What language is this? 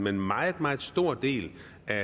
Danish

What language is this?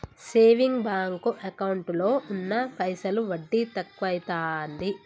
Telugu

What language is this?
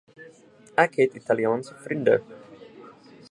Afrikaans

